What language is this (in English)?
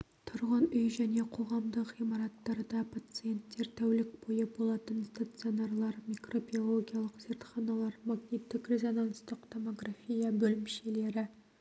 Kazakh